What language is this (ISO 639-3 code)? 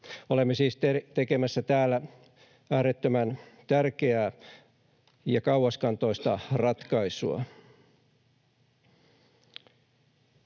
fin